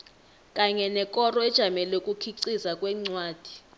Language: South Ndebele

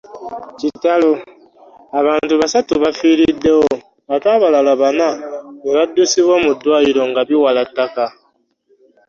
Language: Ganda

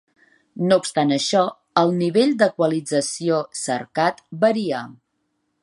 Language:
Catalan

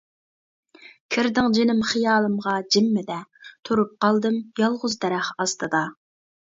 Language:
Uyghur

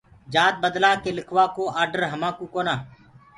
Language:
Gurgula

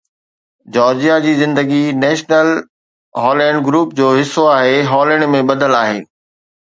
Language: Sindhi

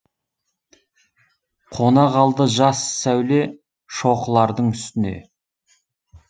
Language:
Kazakh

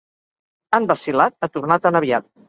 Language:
Catalan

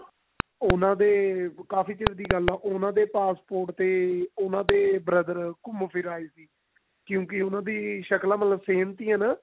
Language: Punjabi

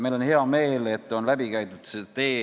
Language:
Estonian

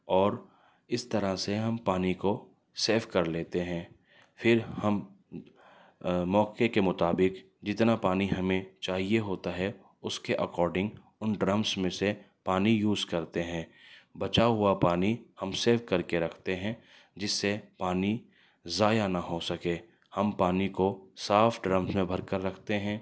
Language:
Urdu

